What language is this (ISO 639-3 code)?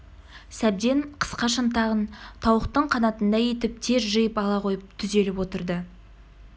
kaz